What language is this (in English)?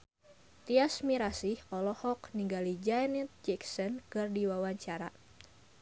Sundanese